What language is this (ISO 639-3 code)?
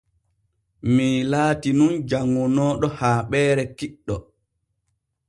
fue